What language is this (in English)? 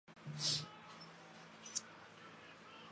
Chinese